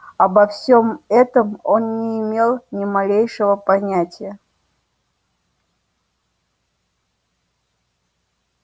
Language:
Russian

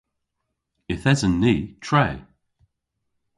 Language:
Cornish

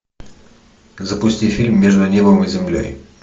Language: Russian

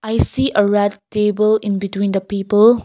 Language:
English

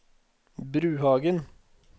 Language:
Norwegian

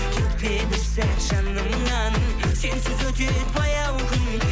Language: Kazakh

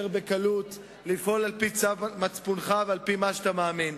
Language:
Hebrew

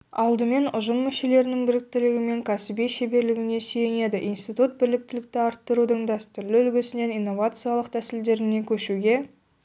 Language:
Kazakh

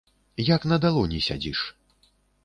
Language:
Belarusian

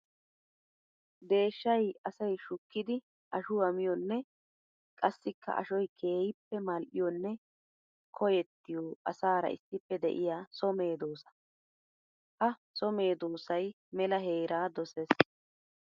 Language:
Wolaytta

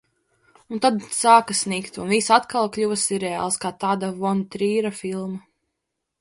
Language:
Latvian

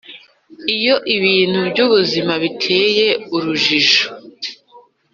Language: Kinyarwanda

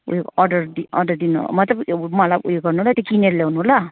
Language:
Nepali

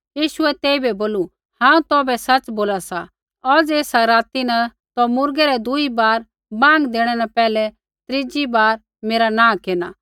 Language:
Kullu Pahari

